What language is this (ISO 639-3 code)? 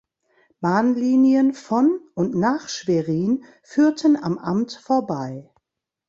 deu